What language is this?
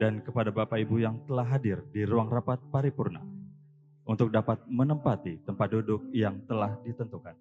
Indonesian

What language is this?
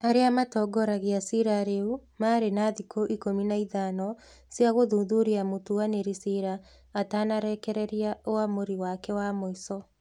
Kikuyu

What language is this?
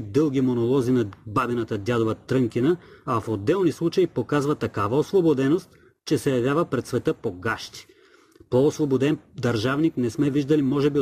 Bulgarian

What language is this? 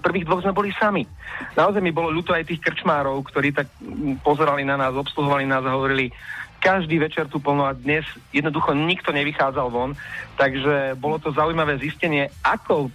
Slovak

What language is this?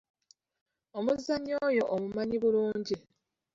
Ganda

